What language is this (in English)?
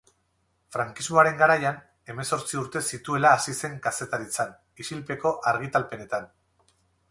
Basque